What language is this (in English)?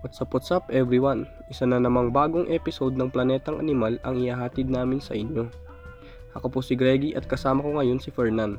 Filipino